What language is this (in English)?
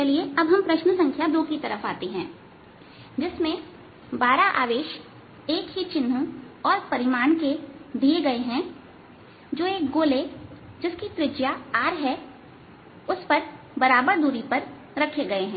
Hindi